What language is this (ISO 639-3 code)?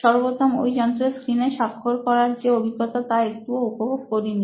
ben